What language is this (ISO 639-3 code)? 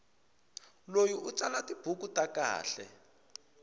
tso